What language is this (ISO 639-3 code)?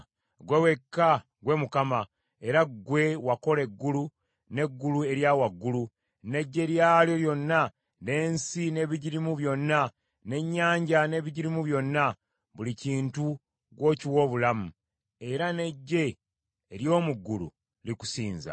lug